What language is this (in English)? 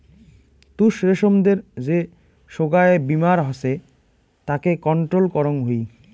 Bangla